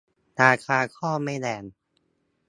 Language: Thai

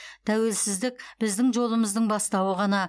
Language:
Kazakh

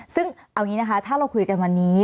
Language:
Thai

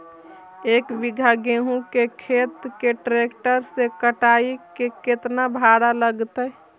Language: Magahi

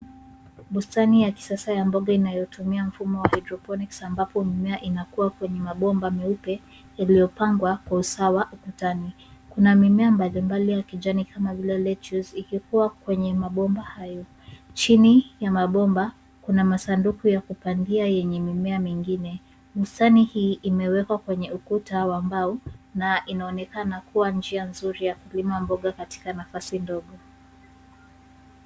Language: Swahili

